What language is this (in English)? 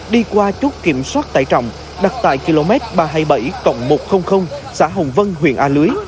Vietnamese